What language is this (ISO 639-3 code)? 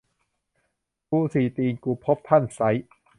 tha